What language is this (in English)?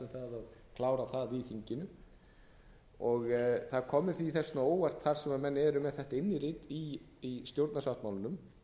Icelandic